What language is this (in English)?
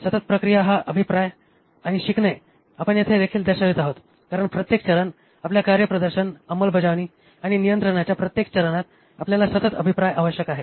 Marathi